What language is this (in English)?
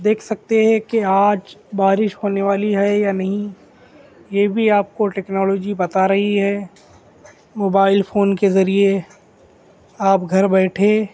Urdu